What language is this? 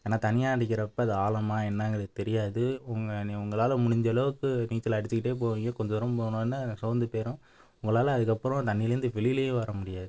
Tamil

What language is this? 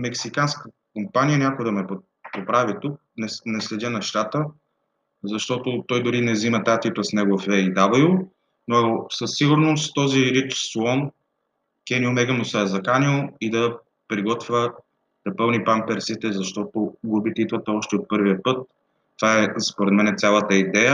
Bulgarian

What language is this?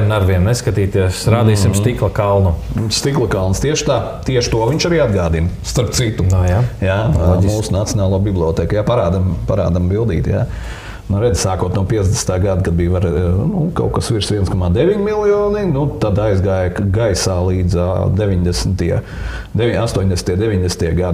Latvian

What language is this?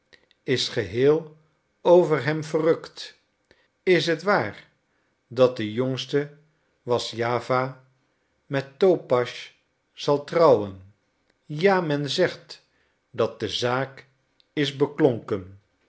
Dutch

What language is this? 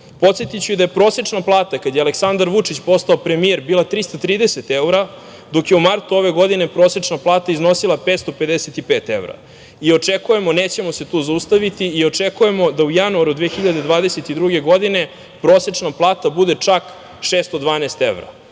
Serbian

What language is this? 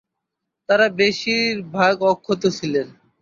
Bangla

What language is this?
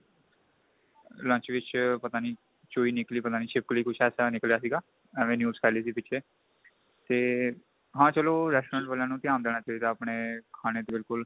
Punjabi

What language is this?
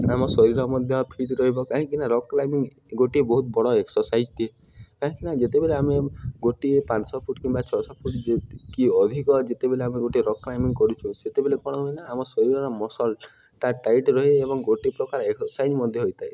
Odia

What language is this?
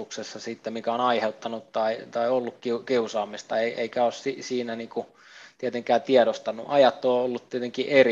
Finnish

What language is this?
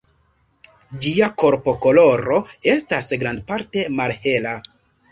Esperanto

